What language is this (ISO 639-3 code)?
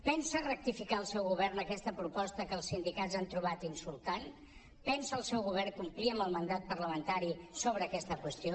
cat